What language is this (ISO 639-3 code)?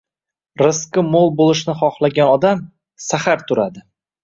uzb